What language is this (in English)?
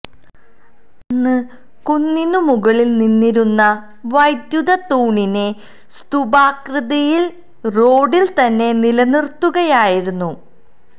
Malayalam